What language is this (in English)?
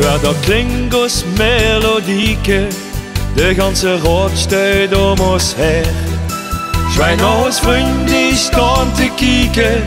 Dutch